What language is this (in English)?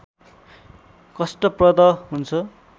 Nepali